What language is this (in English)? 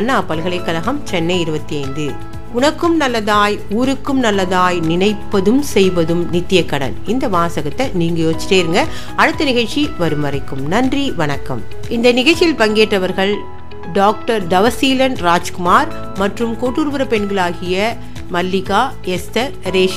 Tamil